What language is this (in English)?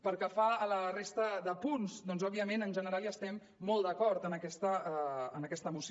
Catalan